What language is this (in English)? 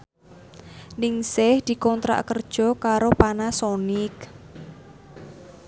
Javanese